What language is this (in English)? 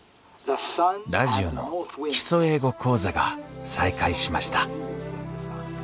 Japanese